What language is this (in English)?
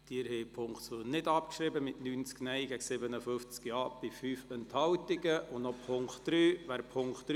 Swiss German